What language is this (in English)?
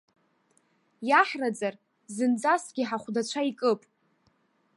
Abkhazian